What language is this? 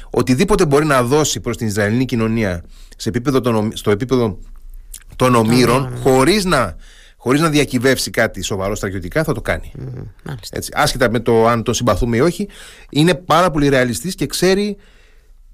Greek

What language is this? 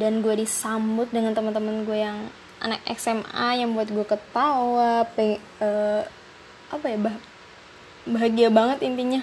Indonesian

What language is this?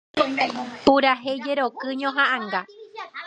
Guarani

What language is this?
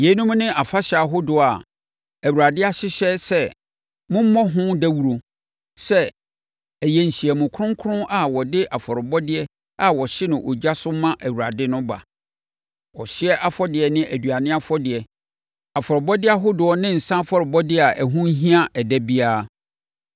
Akan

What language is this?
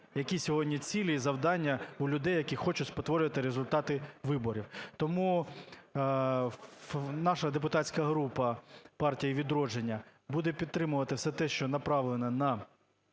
Ukrainian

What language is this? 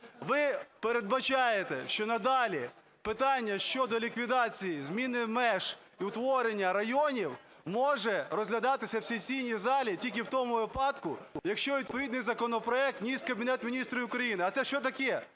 Ukrainian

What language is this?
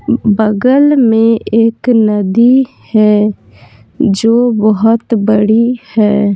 Hindi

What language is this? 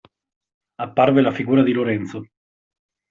Italian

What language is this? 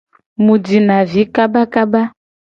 Gen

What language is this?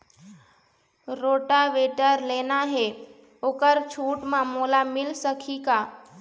Chhattisgarhi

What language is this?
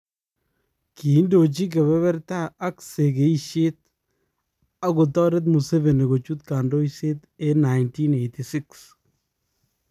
Kalenjin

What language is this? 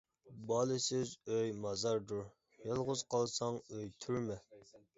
Uyghur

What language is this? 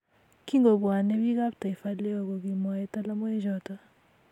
Kalenjin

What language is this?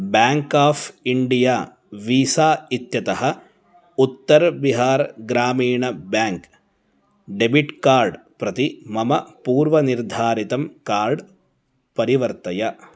Sanskrit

